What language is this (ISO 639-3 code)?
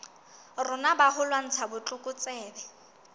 sot